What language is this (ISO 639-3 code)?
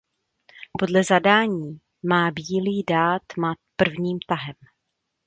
ces